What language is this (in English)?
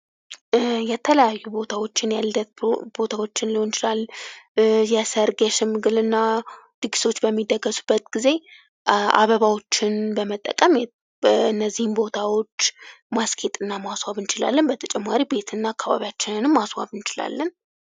Amharic